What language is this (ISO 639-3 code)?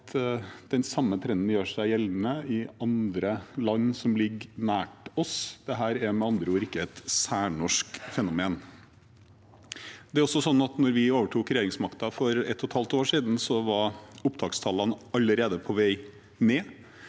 nor